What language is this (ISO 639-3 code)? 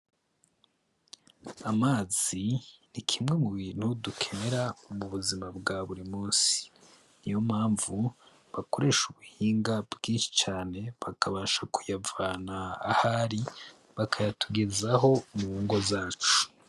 run